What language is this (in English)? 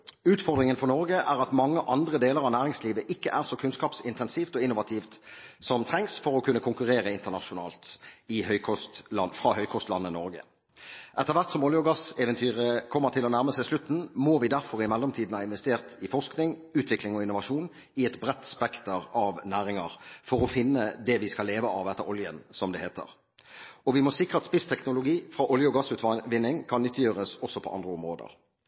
Norwegian Bokmål